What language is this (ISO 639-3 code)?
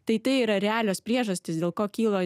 lit